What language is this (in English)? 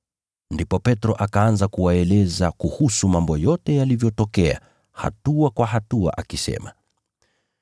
Swahili